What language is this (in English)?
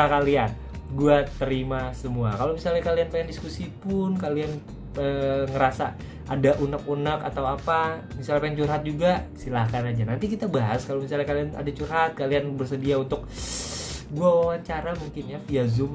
Indonesian